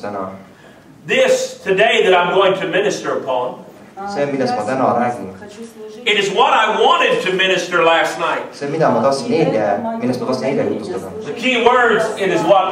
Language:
English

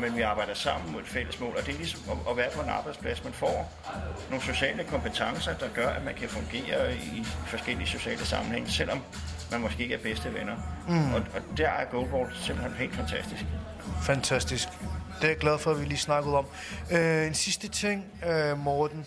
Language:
Danish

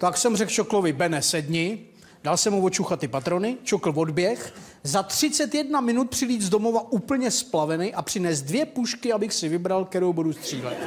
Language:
Czech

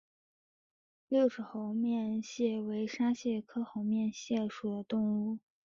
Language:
Chinese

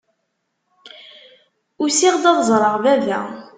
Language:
Kabyle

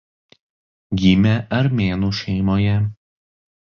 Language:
Lithuanian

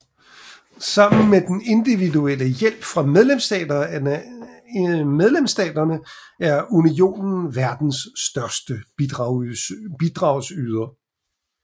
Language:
Danish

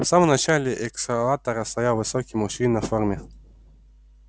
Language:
Russian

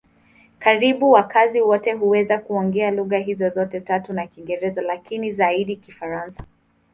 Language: Swahili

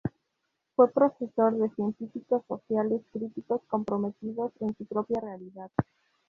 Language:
Spanish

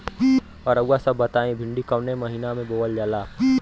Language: Bhojpuri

